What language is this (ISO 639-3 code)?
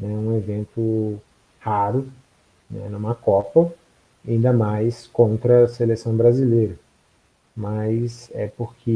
por